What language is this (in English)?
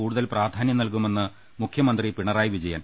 Malayalam